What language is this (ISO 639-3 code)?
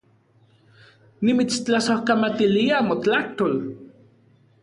ncx